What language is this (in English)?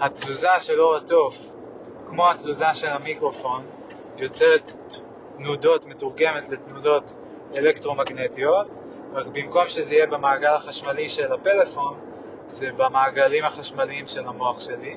Hebrew